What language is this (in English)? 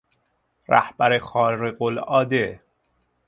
Persian